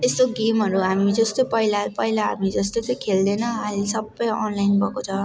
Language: Nepali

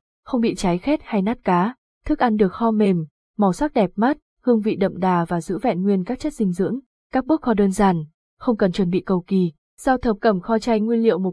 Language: Vietnamese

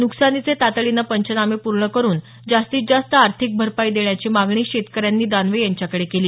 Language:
Marathi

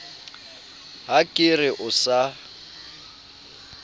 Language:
Southern Sotho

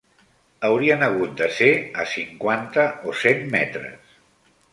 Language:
Catalan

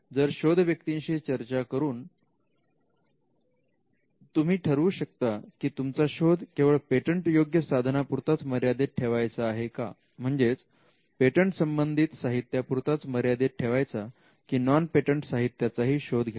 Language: Marathi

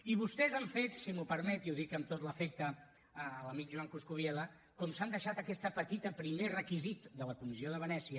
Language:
Catalan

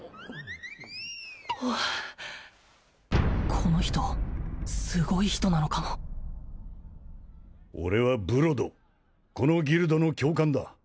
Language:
Japanese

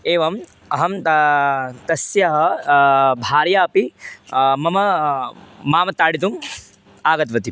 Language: Sanskrit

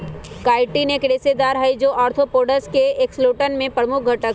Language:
Magahi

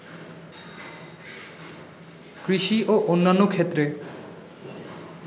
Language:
Bangla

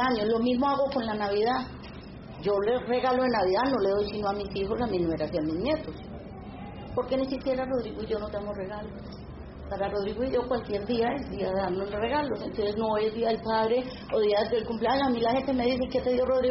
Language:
Spanish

